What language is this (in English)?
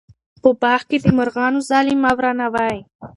Pashto